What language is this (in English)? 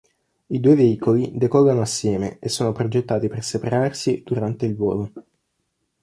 Italian